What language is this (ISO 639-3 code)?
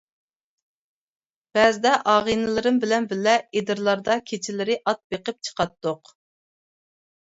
uig